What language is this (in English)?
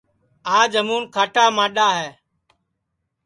Sansi